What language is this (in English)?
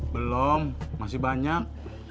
Indonesian